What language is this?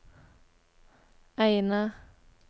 Norwegian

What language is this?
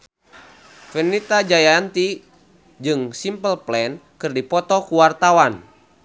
Sundanese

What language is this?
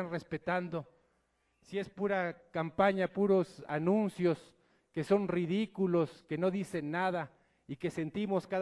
Spanish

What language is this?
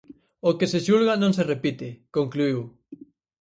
Galician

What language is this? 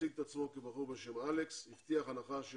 Hebrew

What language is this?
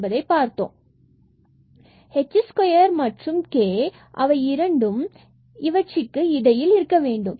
Tamil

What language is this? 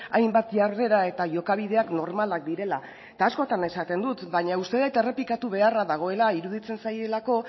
Basque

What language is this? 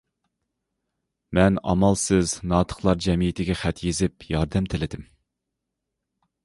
Uyghur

